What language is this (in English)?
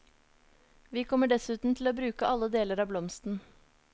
Norwegian